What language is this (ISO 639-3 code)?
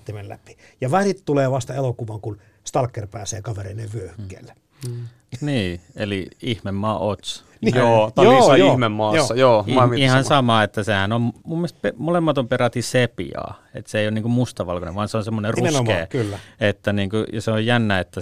fin